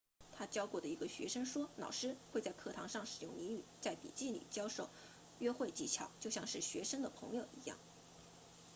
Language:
Chinese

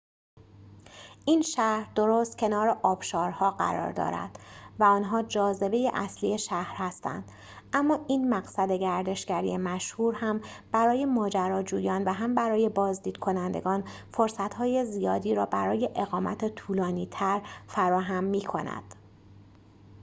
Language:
Persian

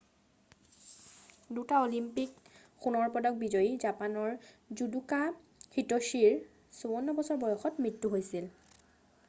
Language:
Assamese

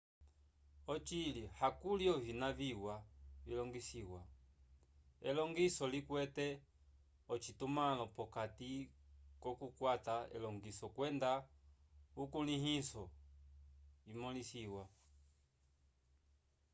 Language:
Umbundu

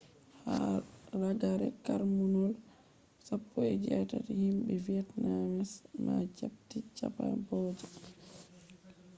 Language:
Fula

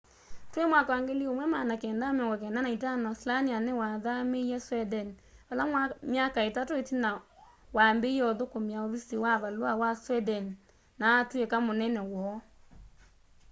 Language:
Kamba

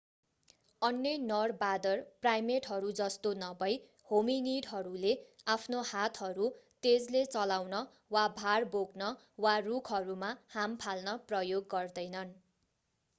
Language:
Nepali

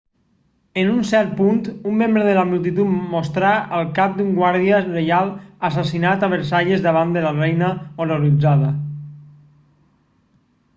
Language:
Catalan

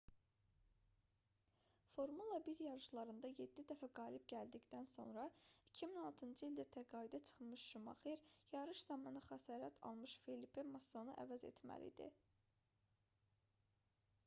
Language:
Azerbaijani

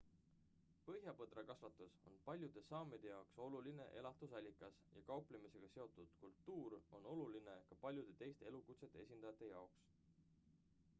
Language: Estonian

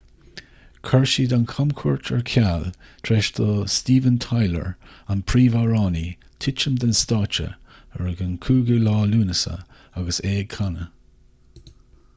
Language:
Irish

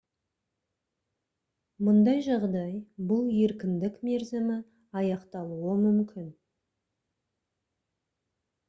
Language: Kazakh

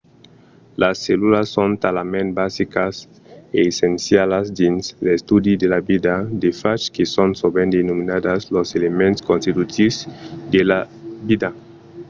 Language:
Occitan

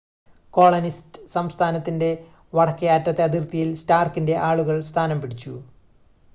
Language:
Malayalam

